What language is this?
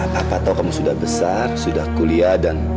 Indonesian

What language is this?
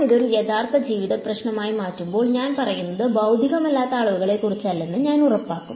Malayalam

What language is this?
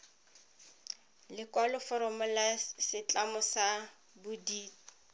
Tswana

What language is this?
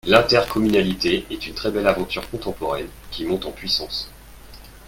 French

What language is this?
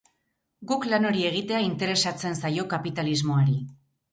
Basque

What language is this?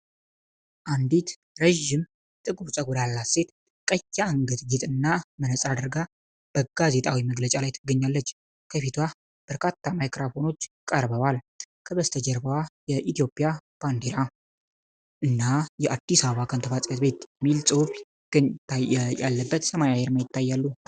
Amharic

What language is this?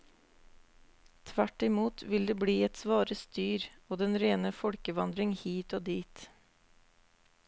Norwegian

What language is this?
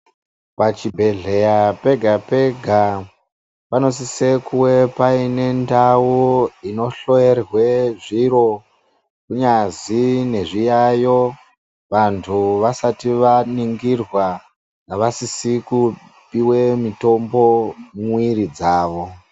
Ndau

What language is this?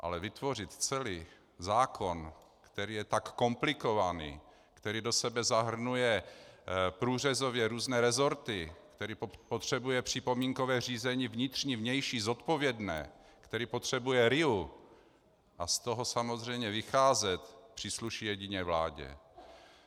Czech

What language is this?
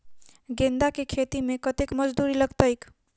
Maithili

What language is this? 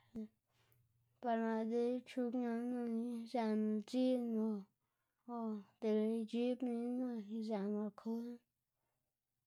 Xanaguía Zapotec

